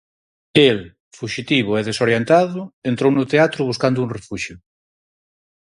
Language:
Galician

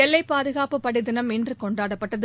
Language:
Tamil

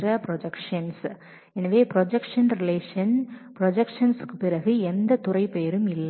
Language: Tamil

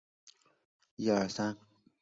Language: Chinese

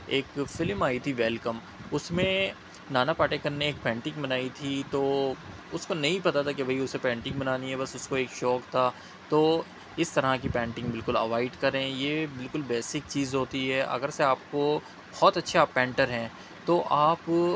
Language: Urdu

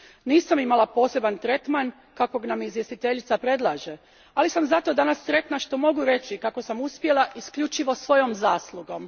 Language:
Croatian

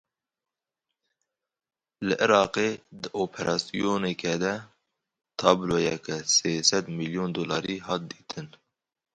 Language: Kurdish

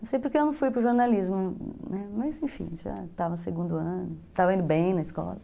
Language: Portuguese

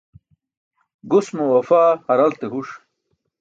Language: Burushaski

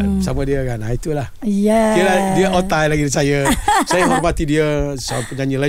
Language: Malay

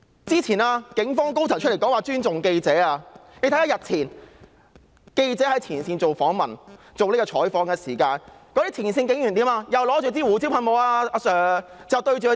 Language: Cantonese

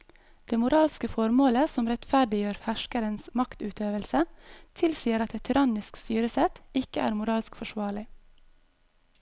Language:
Norwegian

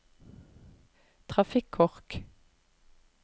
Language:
Norwegian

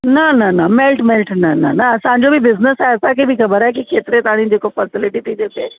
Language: Sindhi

